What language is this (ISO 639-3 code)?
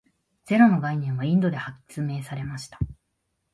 jpn